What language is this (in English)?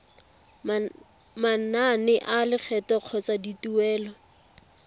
Tswana